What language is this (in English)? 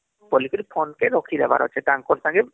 Odia